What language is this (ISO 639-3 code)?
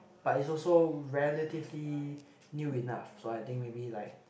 eng